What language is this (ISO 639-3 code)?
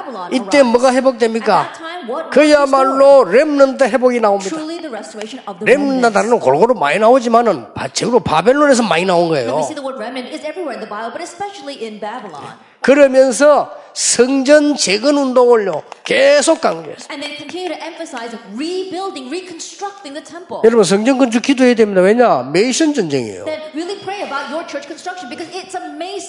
kor